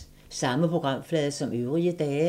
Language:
Danish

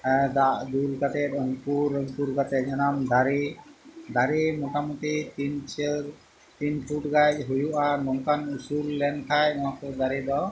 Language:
Santali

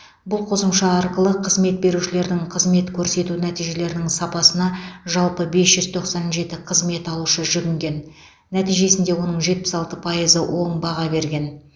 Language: Kazakh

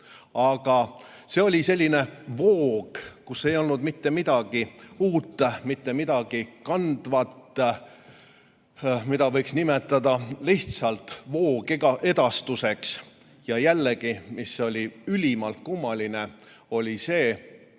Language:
Estonian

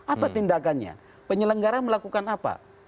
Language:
Indonesian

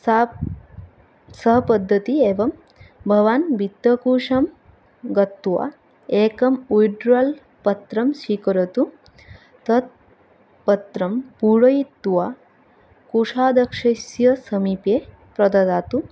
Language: Sanskrit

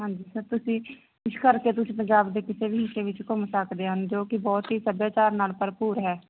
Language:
Punjabi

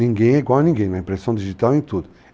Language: Portuguese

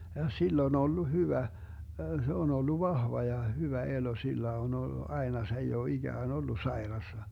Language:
Finnish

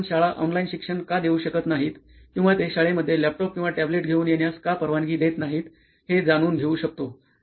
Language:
Marathi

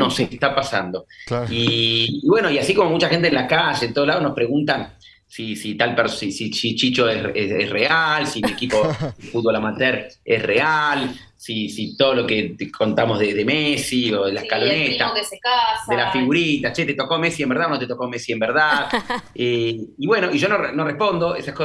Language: Spanish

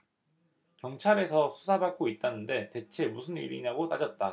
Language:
Korean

